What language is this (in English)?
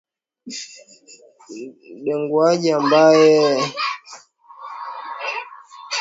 Swahili